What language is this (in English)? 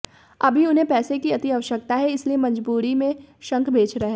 Hindi